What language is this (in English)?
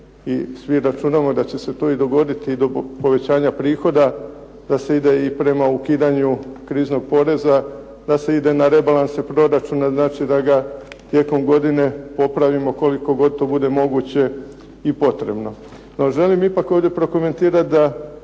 Croatian